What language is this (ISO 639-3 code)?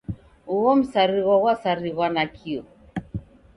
dav